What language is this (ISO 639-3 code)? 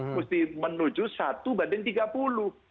ind